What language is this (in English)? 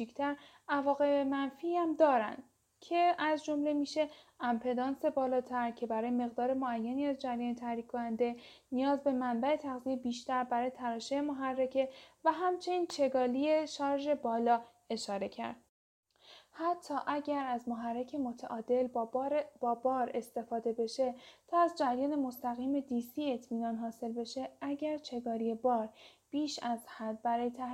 Persian